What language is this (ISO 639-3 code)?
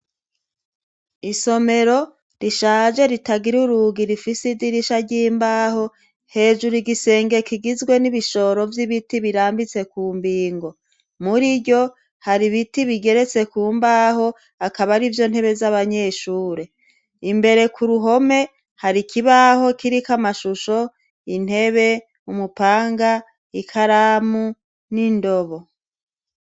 run